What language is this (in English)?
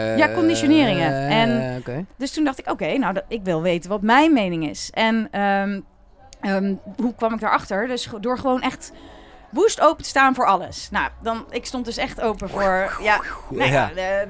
Dutch